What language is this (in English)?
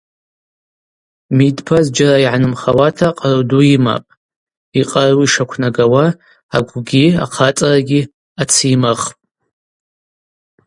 Abaza